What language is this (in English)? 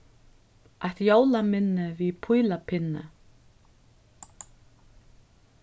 Faroese